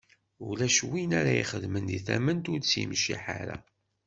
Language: Kabyle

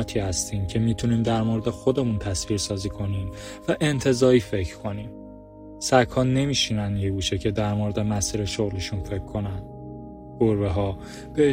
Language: Persian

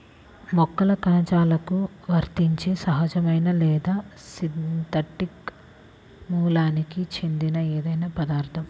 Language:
Telugu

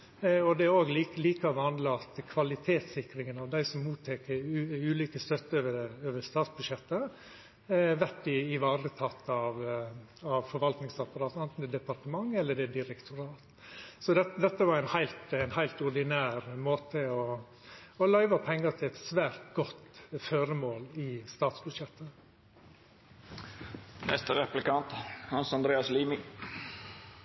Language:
Norwegian Nynorsk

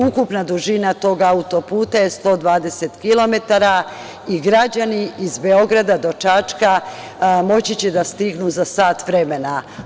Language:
Serbian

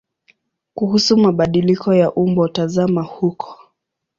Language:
Swahili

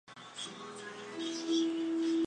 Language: Chinese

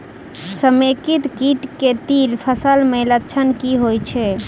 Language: Maithili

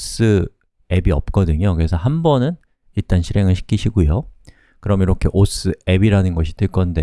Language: Korean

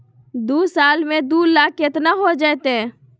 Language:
Magahi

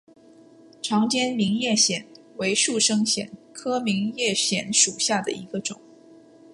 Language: Chinese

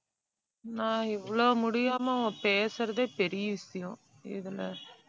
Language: Tamil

